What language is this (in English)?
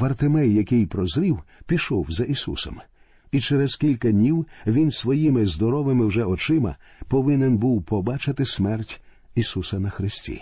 Ukrainian